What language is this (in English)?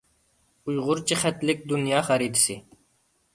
Uyghur